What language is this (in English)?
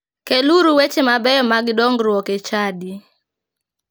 Luo (Kenya and Tanzania)